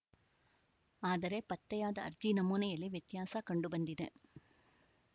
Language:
Kannada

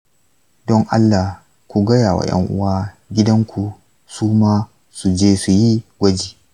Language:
Hausa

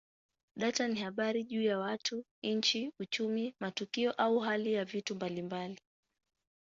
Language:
Swahili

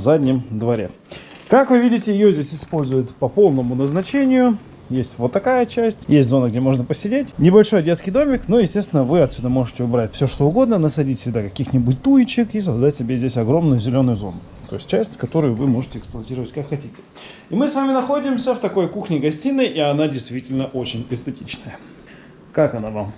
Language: Russian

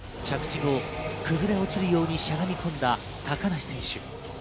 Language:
Japanese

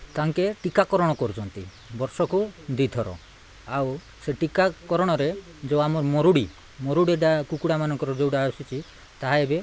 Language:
Odia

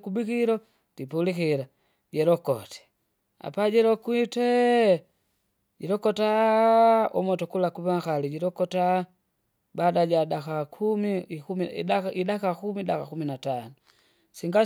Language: Kinga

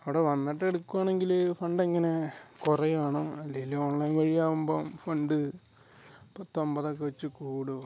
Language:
Malayalam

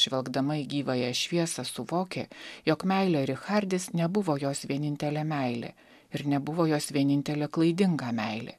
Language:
Lithuanian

